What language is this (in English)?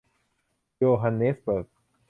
Thai